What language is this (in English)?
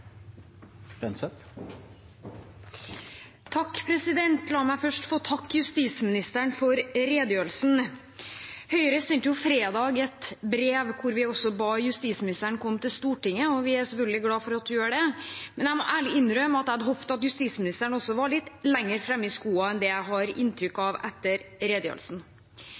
Norwegian